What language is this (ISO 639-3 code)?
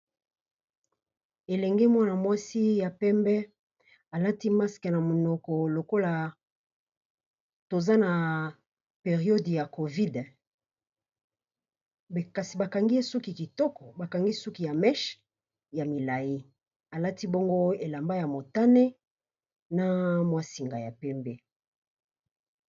lin